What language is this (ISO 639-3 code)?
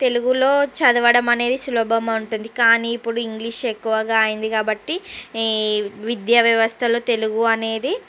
tel